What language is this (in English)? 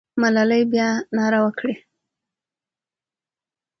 Pashto